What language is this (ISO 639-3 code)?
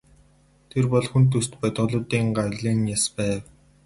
mon